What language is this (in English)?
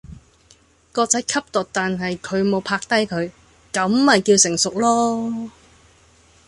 Cantonese